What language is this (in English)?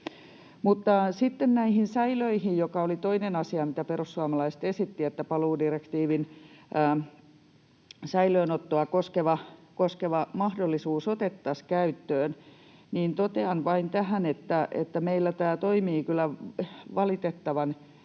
Finnish